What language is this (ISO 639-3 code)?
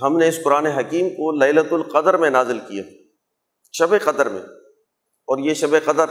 urd